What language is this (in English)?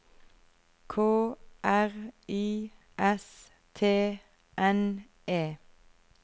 Norwegian